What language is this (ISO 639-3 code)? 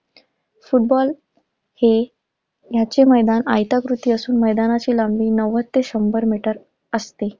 mar